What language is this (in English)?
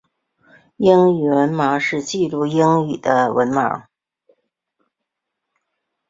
Chinese